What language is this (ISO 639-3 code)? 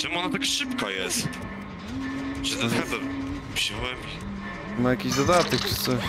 pol